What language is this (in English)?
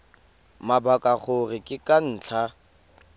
Tswana